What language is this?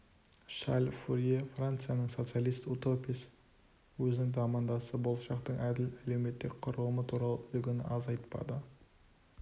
Kazakh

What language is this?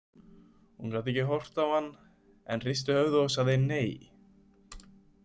Icelandic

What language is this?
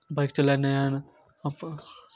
Maithili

